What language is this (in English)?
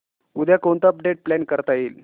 Marathi